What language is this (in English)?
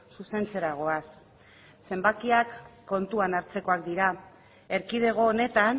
Basque